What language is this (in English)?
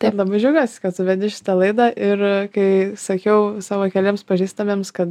Lithuanian